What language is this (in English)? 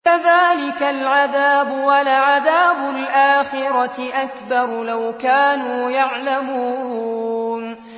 Arabic